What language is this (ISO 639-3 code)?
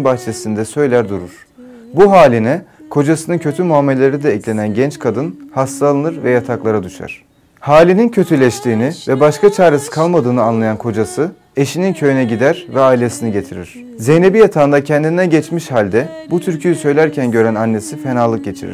tur